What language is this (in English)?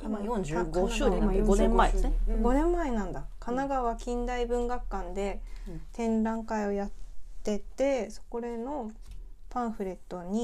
Japanese